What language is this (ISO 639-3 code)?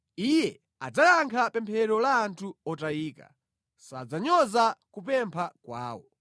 nya